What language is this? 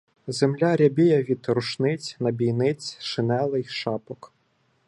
Ukrainian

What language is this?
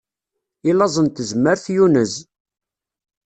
Kabyle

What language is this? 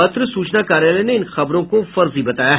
Hindi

